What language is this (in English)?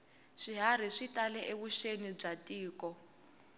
Tsonga